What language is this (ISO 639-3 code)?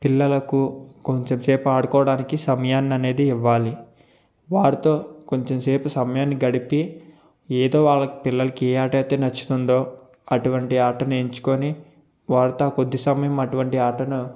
tel